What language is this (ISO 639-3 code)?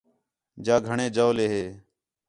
xhe